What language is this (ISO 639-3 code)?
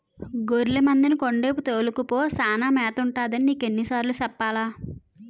tel